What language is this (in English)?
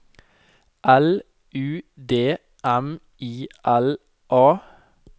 Norwegian